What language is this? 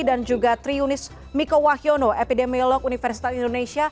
Indonesian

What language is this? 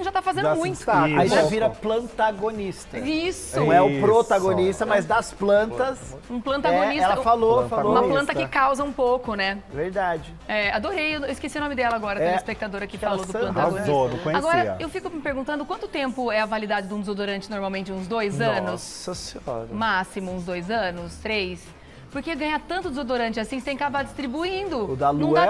Portuguese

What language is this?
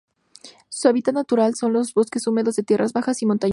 Spanish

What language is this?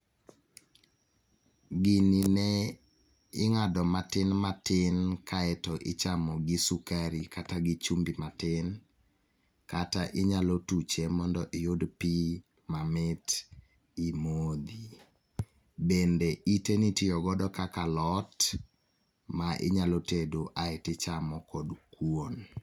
Luo (Kenya and Tanzania)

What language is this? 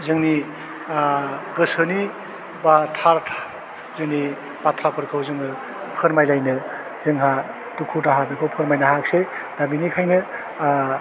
Bodo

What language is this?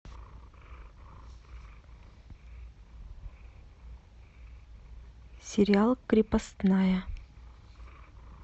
Russian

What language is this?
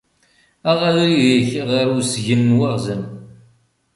Kabyle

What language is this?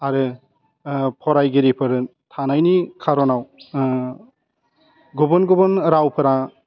Bodo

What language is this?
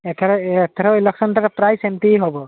Odia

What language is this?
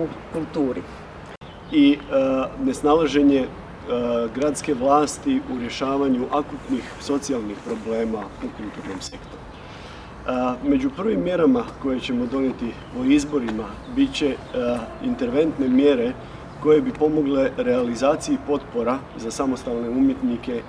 Croatian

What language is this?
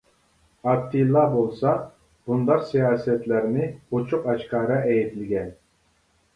Uyghur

